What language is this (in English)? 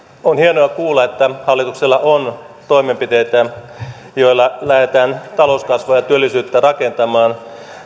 Finnish